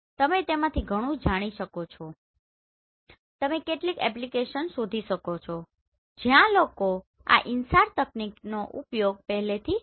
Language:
Gujarati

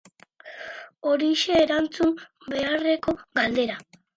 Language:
Basque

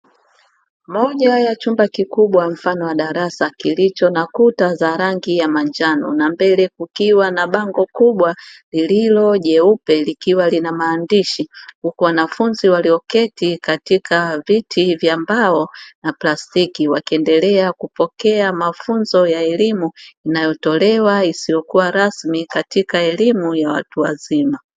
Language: Swahili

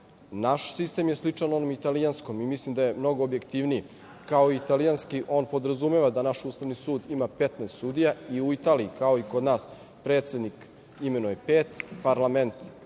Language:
Serbian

